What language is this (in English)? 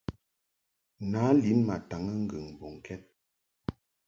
Mungaka